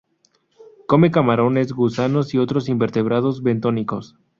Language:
Spanish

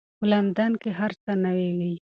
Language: Pashto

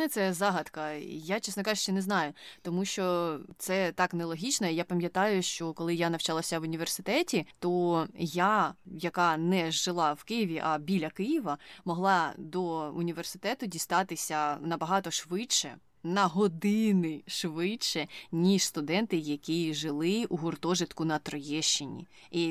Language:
Ukrainian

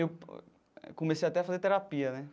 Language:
Portuguese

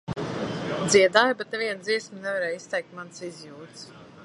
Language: Latvian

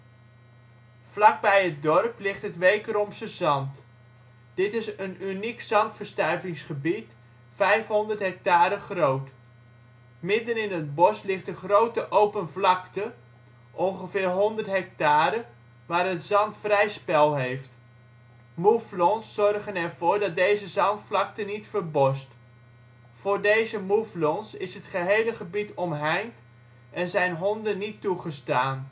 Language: Dutch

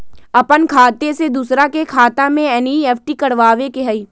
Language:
Magahi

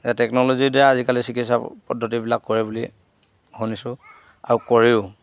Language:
Assamese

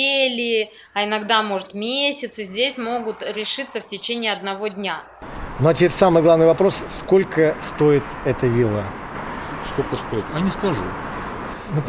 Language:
Russian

